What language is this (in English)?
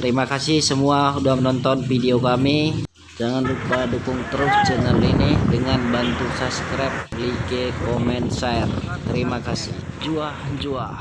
Indonesian